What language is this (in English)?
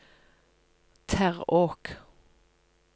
Norwegian